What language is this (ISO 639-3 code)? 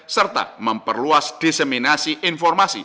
ind